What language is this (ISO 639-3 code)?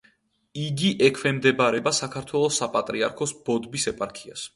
kat